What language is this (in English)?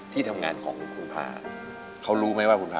Thai